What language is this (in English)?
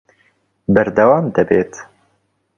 Central Kurdish